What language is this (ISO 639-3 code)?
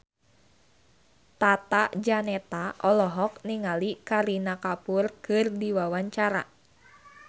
sun